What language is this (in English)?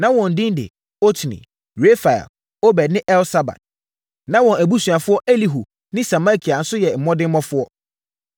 Akan